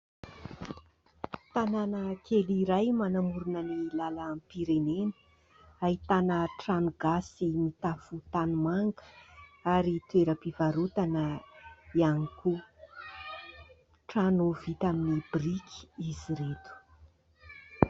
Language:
Malagasy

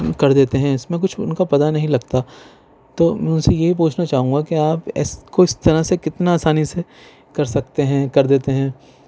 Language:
Urdu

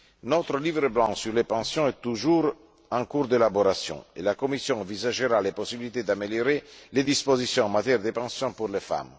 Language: French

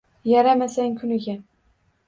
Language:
Uzbek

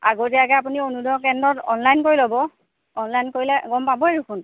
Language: Assamese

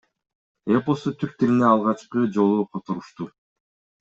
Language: Kyrgyz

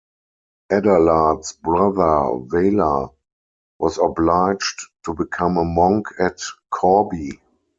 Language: English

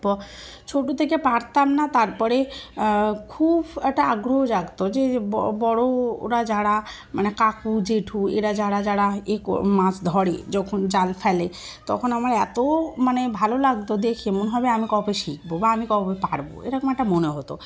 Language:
Bangla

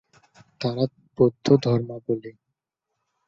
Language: Bangla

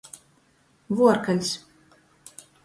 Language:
Latgalian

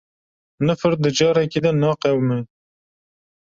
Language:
Kurdish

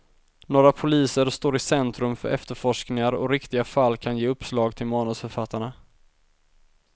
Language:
Swedish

